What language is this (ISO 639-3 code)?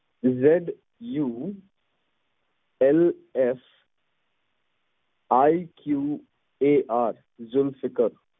pan